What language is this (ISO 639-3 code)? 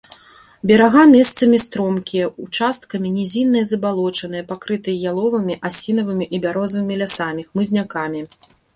bel